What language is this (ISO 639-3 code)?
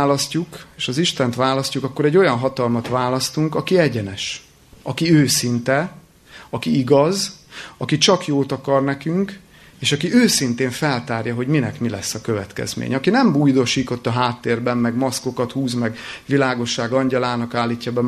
hun